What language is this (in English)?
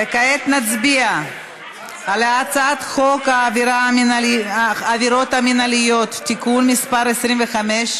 Hebrew